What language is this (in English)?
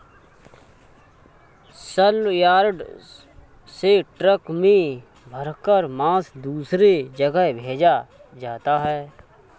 Hindi